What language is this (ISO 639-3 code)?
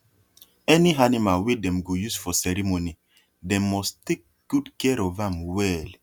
pcm